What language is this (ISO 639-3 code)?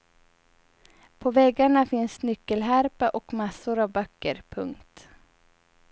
swe